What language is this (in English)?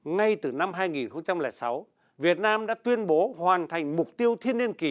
Vietnamese